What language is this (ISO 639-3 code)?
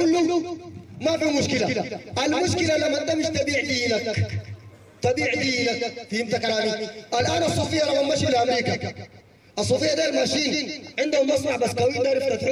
ara